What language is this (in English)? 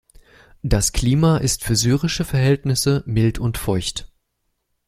German